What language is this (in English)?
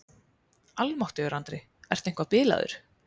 Icelandic